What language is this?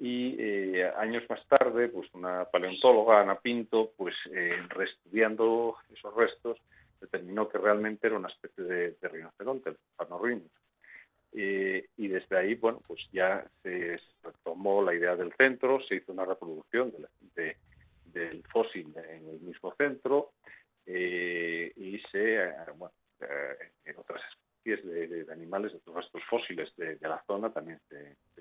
Spanish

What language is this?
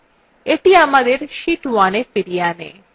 Bangla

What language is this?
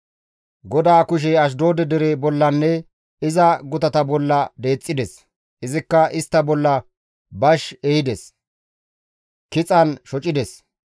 Gamo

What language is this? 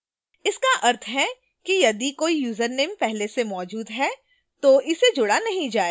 Hindi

